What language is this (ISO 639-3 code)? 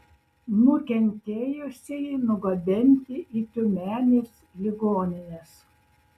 lit